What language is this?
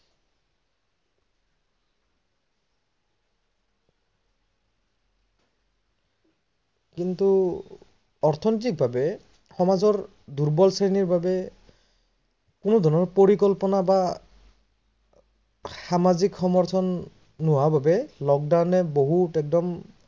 Assamese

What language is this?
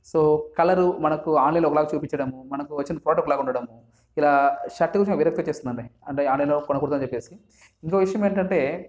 Telugu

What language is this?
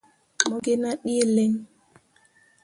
Mundang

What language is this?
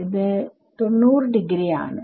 Malayalam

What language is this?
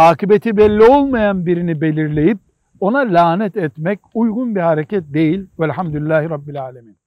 Turkish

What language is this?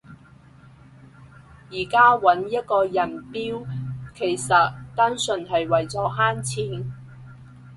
Cantonese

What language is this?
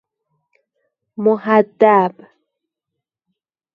Persian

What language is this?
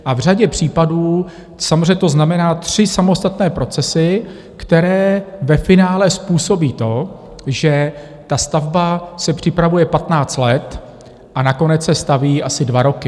Czech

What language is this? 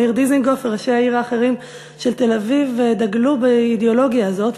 Hebrew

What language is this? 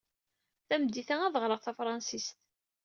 Kabyle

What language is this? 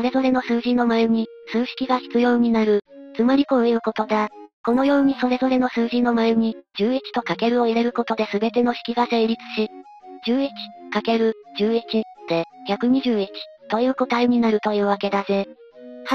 Japanese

